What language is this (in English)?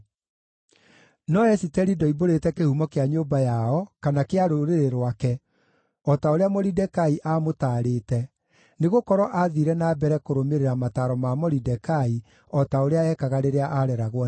Kikuyu